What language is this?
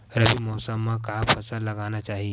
Chhattisgarhi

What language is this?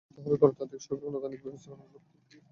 Bangla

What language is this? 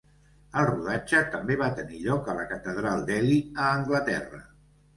Catalan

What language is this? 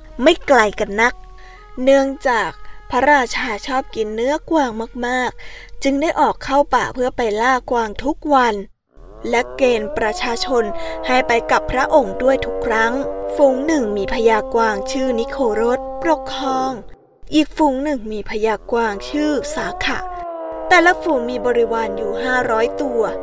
Thai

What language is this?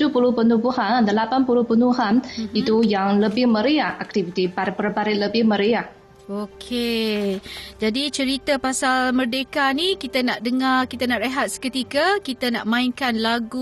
Malay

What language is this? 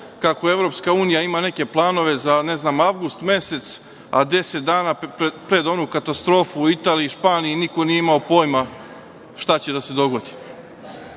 Serbian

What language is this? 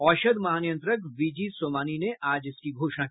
Hindi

